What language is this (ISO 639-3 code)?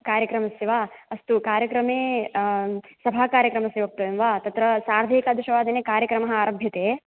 san